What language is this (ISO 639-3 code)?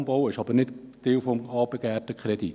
gsw